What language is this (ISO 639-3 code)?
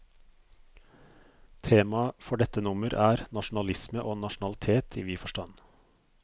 nor